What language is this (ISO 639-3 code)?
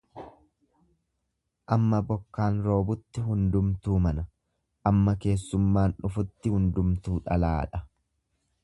orm